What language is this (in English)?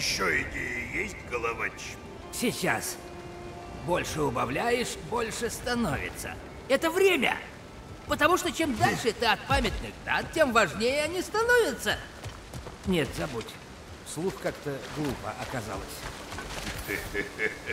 Russian